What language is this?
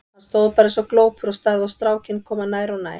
Icelandic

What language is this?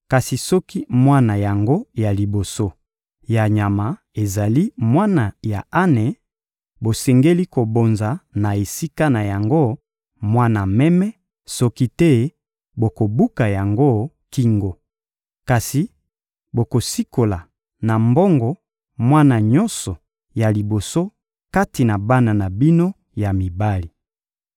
Lingala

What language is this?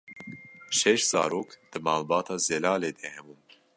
Kurdish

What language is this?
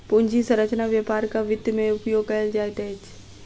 Maithili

